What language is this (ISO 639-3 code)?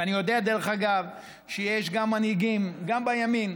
heb